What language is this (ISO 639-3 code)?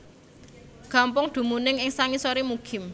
jav